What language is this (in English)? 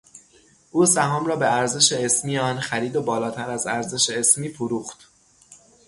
Persian